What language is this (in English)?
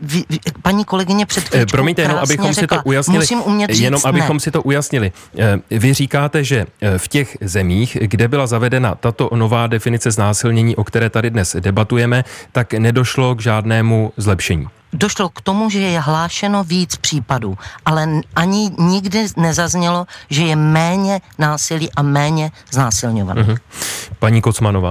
Czech